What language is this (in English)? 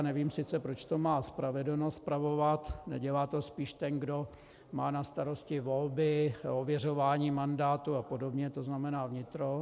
Czech